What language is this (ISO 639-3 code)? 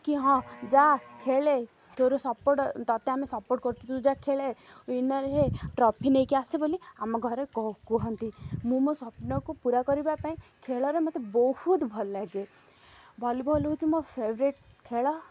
ori